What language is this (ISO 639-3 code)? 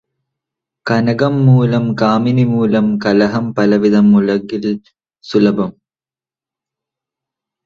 mal